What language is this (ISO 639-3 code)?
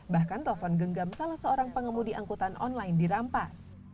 ind